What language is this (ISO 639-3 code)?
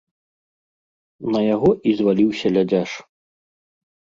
bel